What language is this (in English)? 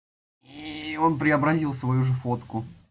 Russian